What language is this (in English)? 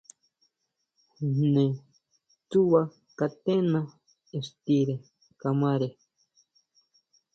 Huautla Mazatec